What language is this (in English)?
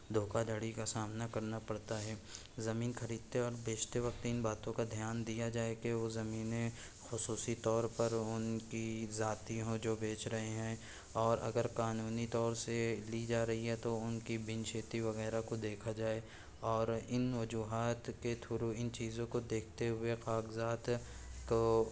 Urdu